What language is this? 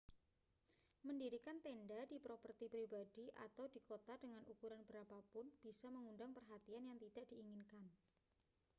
Indonesian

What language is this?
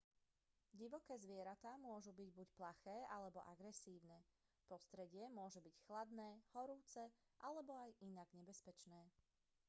Slovak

